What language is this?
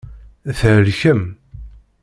Kabyle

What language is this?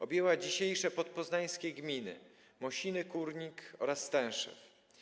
Polish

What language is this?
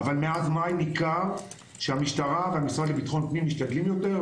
Hebrew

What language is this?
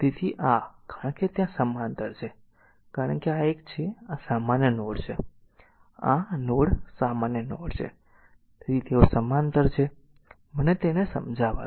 Gujarati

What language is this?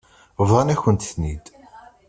Kabyle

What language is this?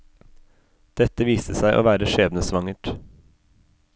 Norwegian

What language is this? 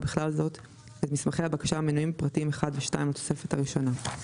Hebrew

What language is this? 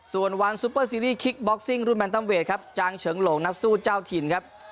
Thai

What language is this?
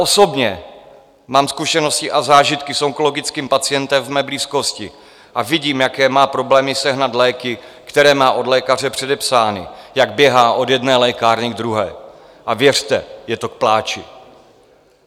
Czech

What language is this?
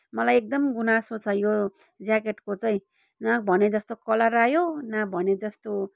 Nepali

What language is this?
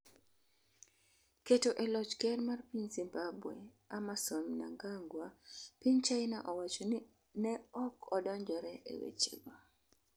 Luo (Kenya and Tanzania)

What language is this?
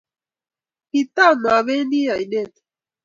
Kalenjin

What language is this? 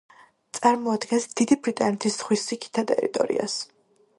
Georgian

